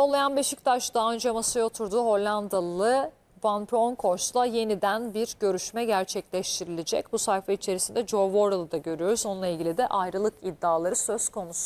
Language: Turkish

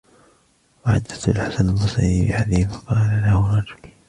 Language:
Arabic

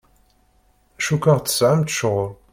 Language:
Kabyle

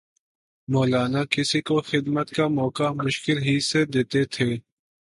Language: Urdu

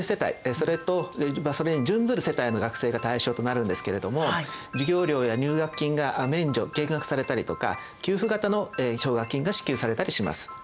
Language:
Japanese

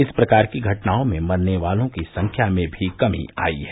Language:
Hindi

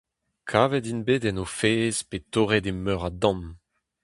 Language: Breton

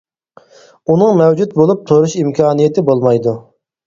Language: Uyghur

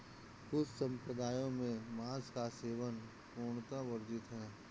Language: Hindi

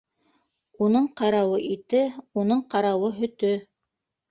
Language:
Bashkir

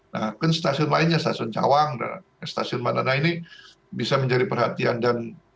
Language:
Indonesian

